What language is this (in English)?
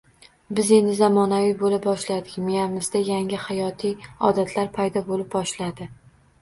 Uzbek